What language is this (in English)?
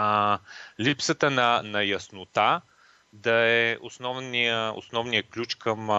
Bulgarian